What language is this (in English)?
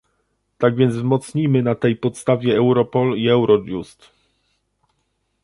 Polish